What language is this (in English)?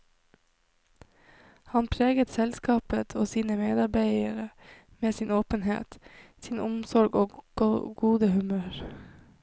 Norwegian